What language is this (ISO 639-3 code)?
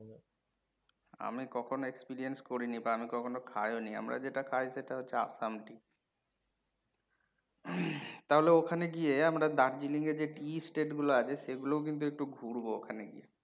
ben